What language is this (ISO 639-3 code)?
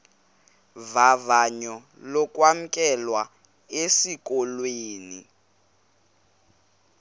xho